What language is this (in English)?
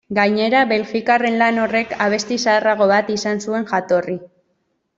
Basque